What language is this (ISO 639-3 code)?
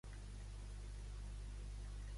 cat